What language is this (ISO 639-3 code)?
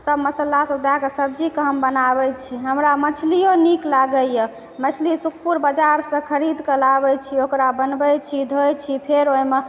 mai